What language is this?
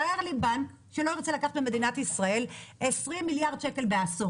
Hebrew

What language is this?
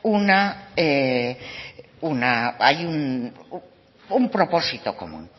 Basque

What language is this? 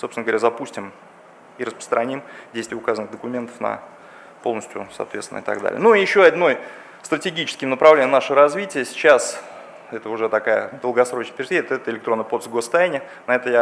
Russian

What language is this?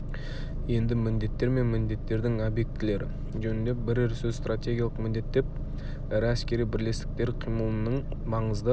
Kazakh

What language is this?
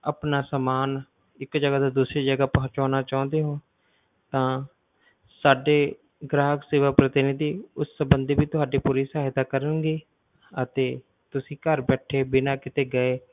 Punjabi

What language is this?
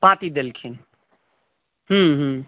Maithili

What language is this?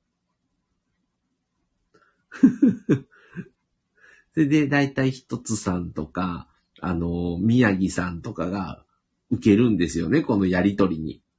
Japanese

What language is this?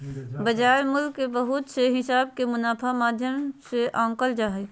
Magahi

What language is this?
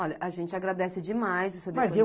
Portuguese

